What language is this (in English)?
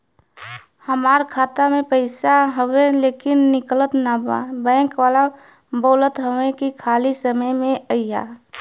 Bhojpuri